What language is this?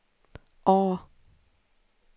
Swedish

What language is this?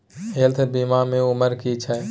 Maithili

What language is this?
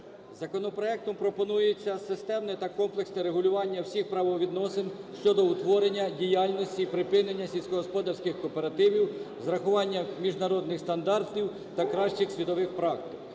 Ukrainian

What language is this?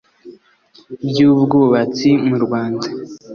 Kinyarwanda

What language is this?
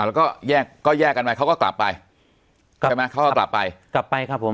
Thai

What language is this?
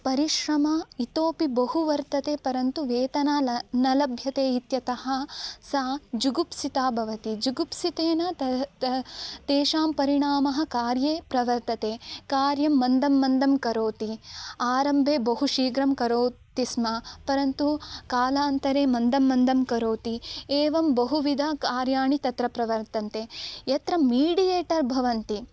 Sanskrit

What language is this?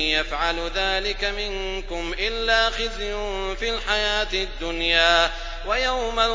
Arabic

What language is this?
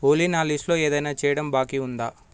Telugu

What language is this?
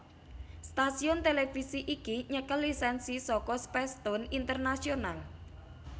Javanese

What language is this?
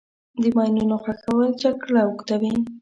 Pashto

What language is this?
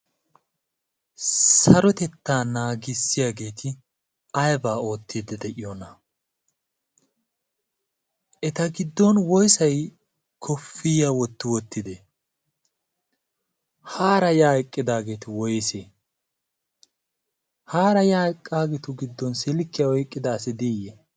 Wolaytta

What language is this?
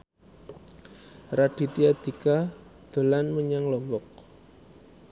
Javanese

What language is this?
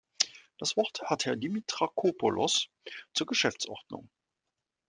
German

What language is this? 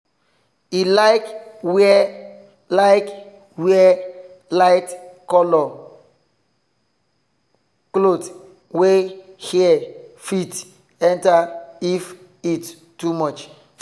Nigerian Pidgin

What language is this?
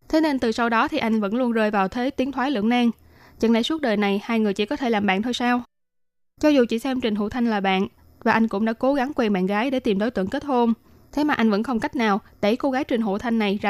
Vietnamese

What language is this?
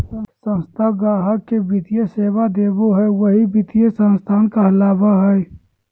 Magahi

